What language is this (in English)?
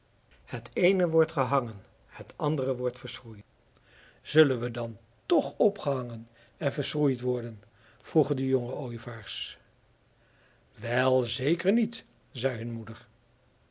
Dutch